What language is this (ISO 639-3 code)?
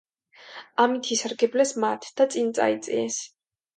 kat